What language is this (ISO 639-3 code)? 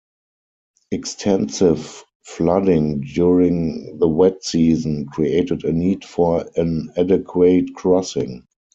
eng